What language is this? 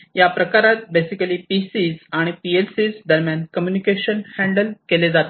Marathi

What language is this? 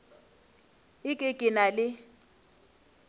Northern Sotho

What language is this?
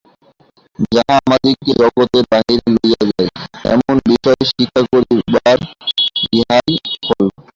Bangla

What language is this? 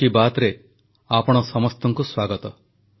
Odia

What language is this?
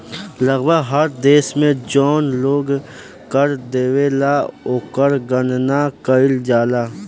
Bhojpuri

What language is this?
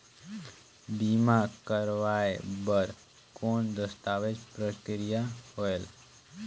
Chhattisgarhi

